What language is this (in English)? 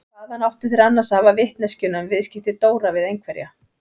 Icelandic